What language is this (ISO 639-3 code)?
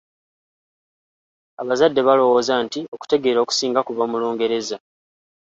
lug